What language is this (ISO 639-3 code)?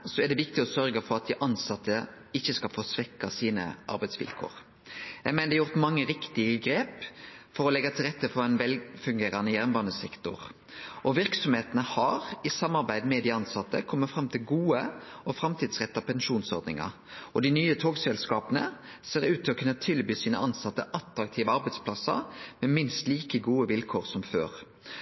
nno